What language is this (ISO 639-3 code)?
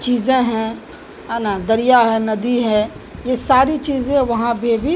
urd